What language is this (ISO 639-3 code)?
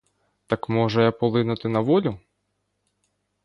ukr